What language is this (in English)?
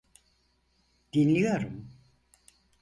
Turkish